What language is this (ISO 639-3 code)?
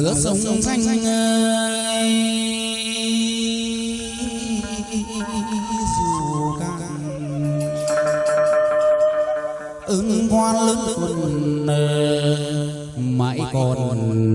vie